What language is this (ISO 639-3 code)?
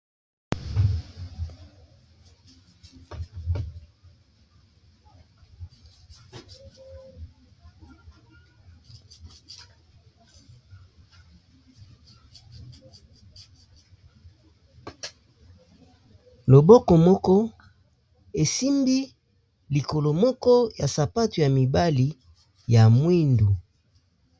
lin